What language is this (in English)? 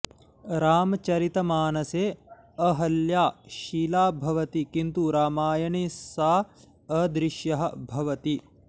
Sanskrit